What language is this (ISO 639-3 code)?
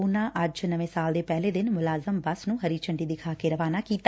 pan